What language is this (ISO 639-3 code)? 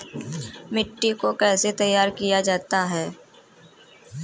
hin